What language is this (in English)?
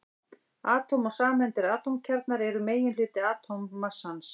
Icelandic